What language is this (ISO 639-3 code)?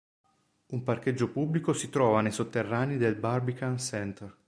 ita